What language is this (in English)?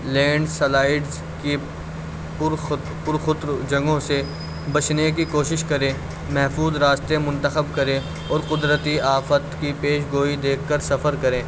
Urdu